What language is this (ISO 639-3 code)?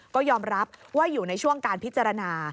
tha